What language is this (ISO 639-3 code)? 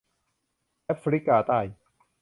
tha